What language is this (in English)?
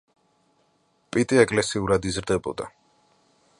Georgian